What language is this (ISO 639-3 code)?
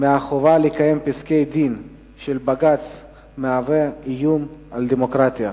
heb